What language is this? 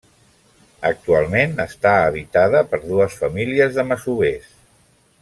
Catalan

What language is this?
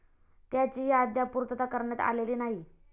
Marathi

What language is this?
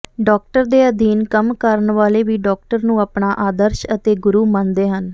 Punjabi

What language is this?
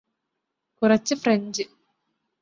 Malayalam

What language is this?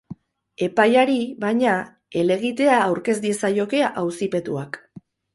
Basque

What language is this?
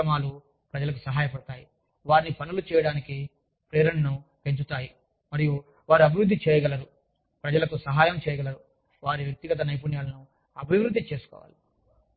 Telugu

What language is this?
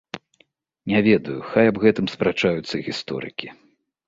Belarusian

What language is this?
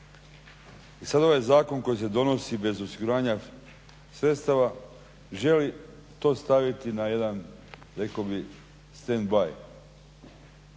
Croatian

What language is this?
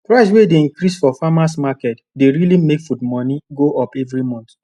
Nigerian Pidgin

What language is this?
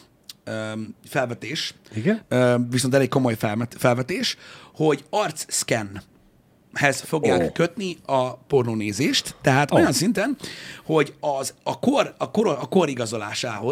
Hungarian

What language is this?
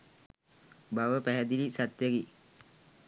Sinhala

